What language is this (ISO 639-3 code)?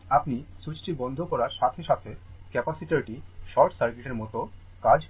ben